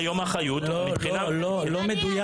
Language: Hebrew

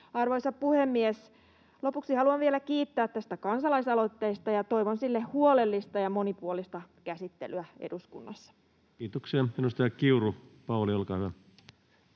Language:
Finnish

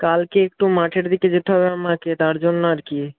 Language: Bangla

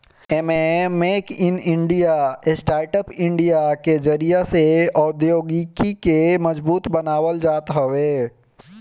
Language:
Bhojpuri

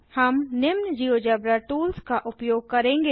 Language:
Hindi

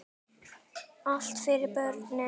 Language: Icelandic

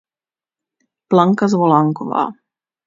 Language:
Czech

